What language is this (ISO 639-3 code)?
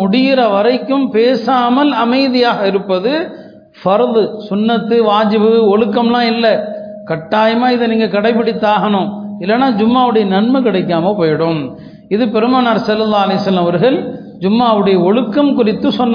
tam